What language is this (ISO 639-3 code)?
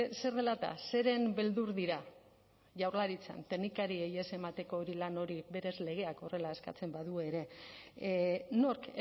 eus